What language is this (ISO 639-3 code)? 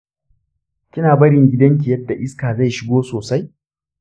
hau